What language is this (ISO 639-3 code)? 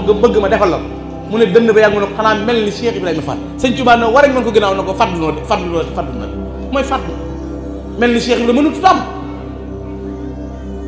ind